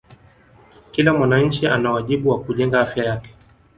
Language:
Swahili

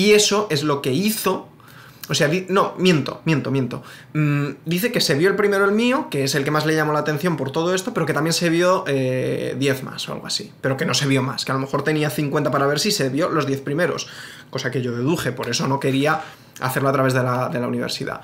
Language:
Spanish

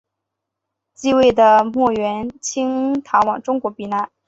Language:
Chinese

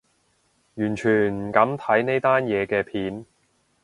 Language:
Cantonese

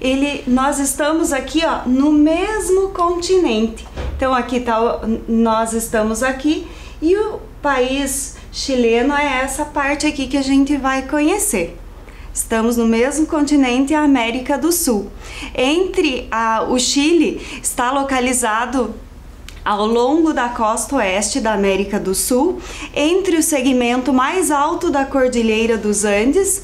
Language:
Portuguese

